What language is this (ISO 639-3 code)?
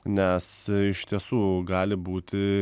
lit